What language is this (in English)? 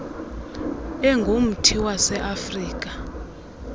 Xhosa